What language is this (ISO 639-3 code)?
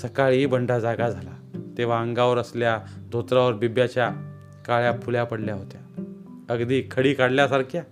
mar